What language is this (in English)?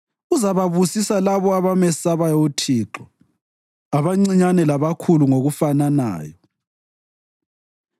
North Ndebele